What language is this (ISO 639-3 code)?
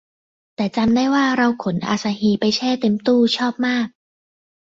tha